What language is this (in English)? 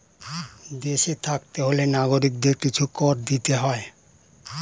Bangla